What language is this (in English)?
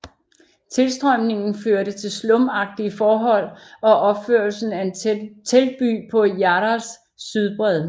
Danish